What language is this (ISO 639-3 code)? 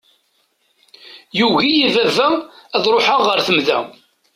kab